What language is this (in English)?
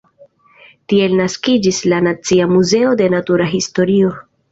Esperanto